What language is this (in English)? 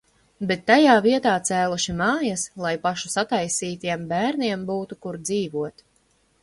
Latvian